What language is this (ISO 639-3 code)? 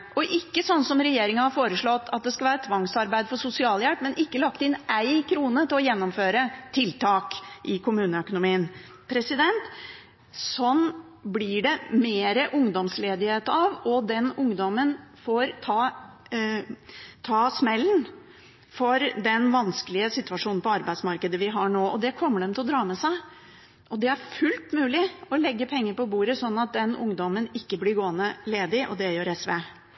nob